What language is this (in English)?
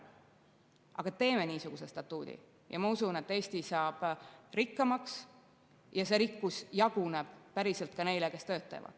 Estonian